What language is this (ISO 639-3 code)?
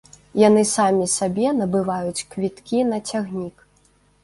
bel